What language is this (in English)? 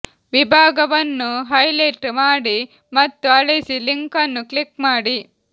Kannada